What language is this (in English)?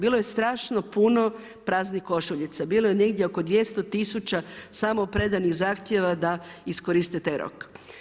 Croatian